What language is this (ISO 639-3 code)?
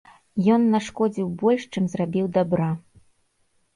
bel